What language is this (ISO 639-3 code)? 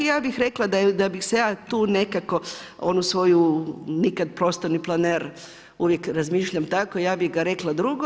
hrv